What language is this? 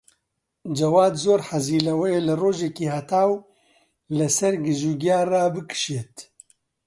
Central Kurdish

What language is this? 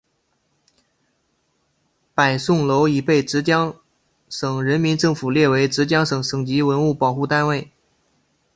Chinese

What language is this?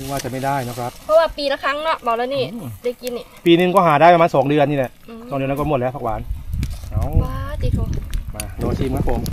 Thai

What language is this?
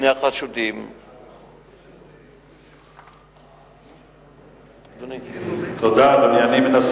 Hebrew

